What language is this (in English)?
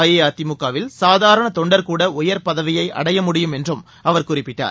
Tamil